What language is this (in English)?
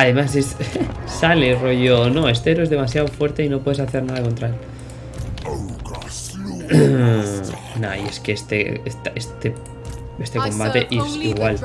Spanish